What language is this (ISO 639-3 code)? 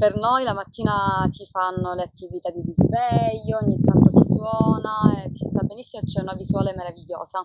ita